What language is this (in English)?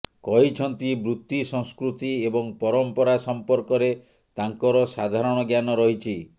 Odia